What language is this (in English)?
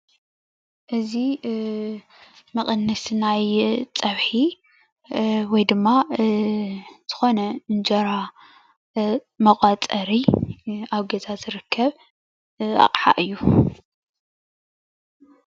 Tigrinya